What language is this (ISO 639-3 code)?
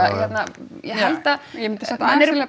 isl